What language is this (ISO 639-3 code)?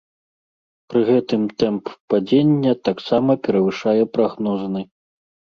bel